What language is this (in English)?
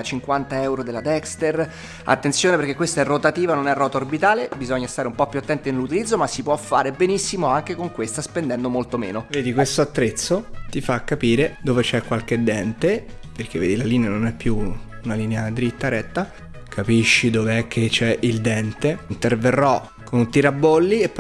Italian